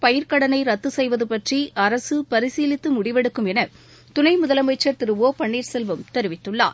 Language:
Tamil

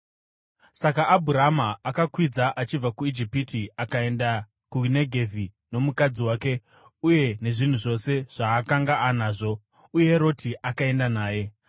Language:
Shona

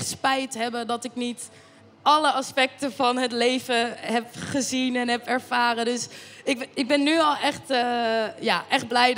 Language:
Dutch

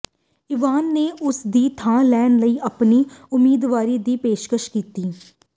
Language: Punjabi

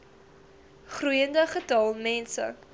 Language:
Afrikaans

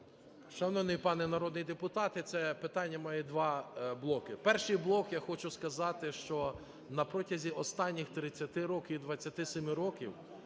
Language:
Ukrainian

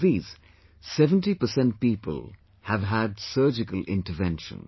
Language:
English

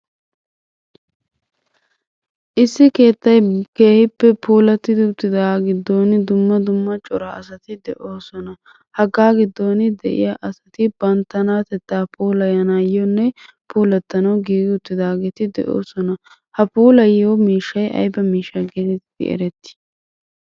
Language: Wolaytta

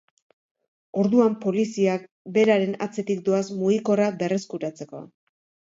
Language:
Basque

